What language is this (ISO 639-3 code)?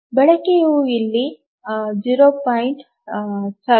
kan